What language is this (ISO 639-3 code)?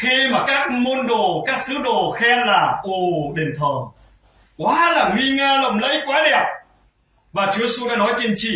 vie